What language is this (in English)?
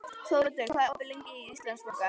Icelandic